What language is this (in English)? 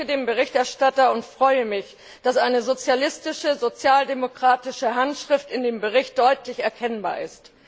German